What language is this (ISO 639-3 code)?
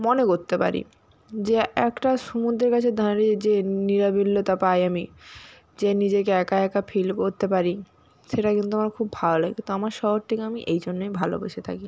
ben